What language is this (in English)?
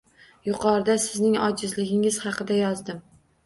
Uzbek